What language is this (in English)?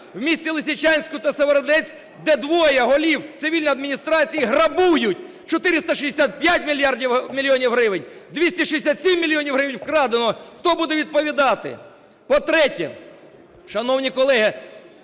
Ukrainian